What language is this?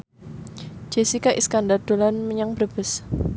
Javanese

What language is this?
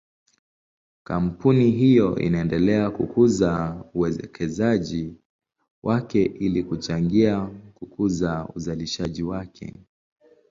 Swahili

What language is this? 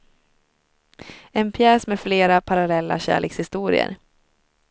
Swedish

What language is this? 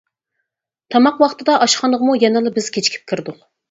Uyghur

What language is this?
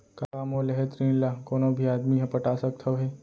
Chhattisgarhi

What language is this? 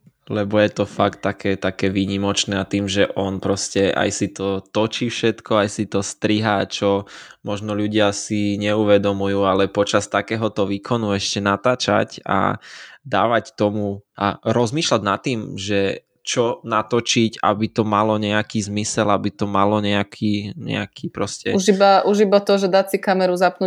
Slovak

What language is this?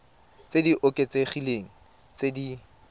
Tswana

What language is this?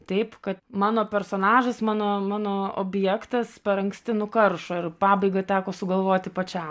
Lithuanian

